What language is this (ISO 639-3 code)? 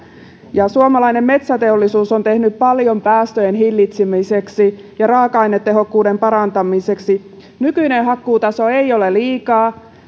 fin